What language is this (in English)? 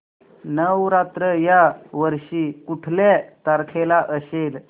Marathi